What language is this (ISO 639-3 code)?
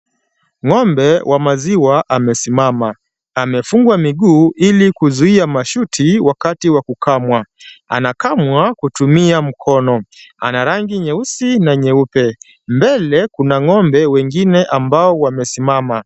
swa